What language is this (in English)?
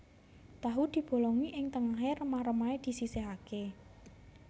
Javanese